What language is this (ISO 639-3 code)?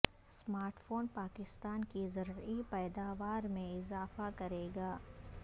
urd